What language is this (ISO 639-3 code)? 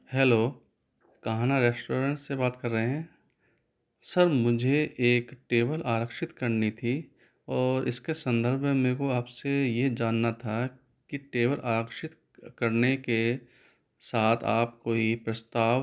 hin